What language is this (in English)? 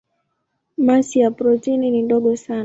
Swahili